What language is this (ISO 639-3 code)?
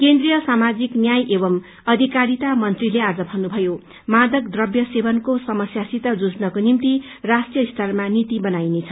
nep